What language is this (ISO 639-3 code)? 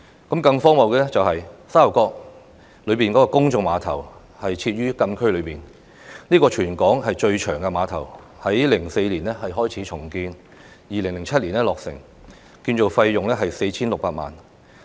yue